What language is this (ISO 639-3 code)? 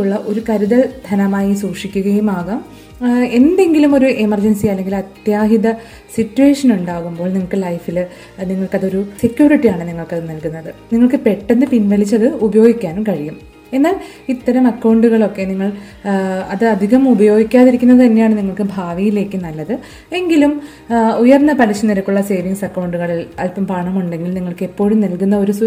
mal